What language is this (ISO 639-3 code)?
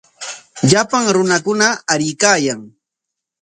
qwa